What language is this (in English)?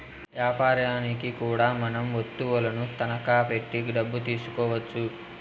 Telugu